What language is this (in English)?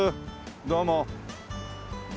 Japanese